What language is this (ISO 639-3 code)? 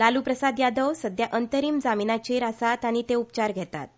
kok